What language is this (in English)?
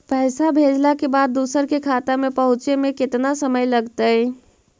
Magahi